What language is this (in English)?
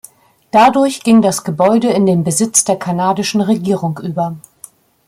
German